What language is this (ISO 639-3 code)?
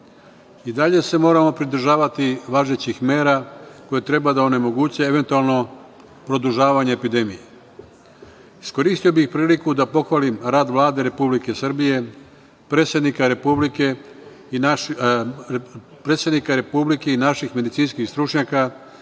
srp